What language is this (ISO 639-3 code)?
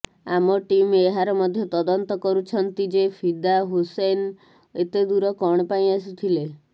ori